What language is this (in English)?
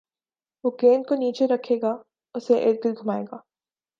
Urdu